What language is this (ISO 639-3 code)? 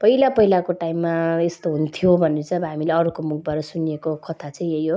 nep